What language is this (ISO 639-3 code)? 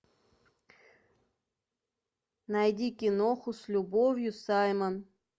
rus